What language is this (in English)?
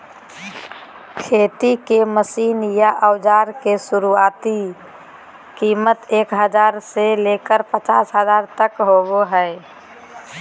Magahi